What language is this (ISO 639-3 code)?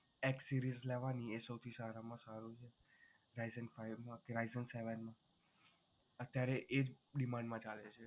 guj